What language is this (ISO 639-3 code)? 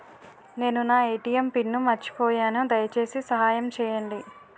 tel